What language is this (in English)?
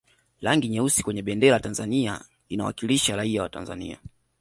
Swahili